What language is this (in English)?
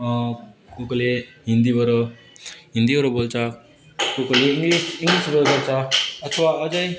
Nepali